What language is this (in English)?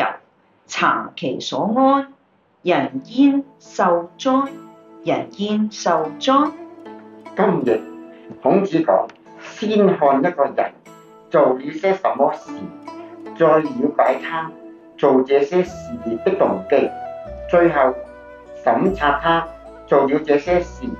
Chinese